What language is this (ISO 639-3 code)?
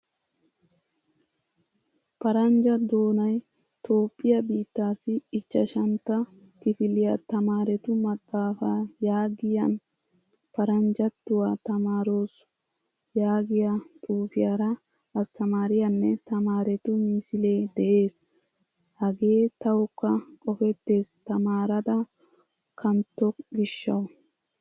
wal